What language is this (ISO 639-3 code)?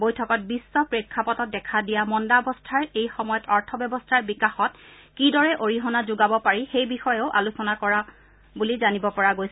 asm